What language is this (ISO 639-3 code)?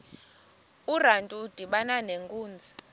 xho